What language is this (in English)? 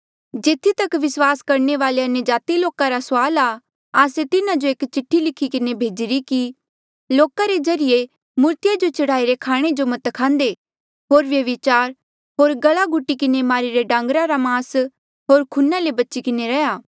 Mandeali